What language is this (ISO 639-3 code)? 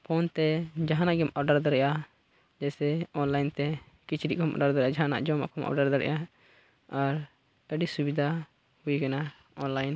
sat